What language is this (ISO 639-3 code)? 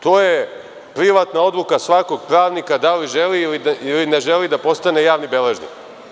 srp